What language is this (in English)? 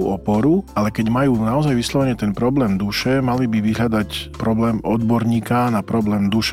Slovak